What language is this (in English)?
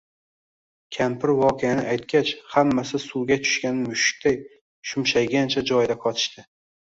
Uzbek